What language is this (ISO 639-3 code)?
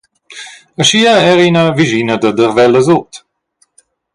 roh